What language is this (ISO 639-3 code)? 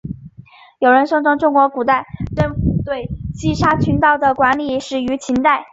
zho